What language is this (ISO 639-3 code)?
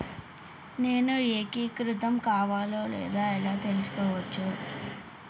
tel